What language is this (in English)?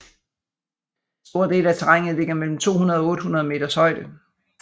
Danish